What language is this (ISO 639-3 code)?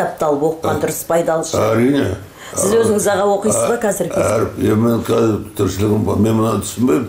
tur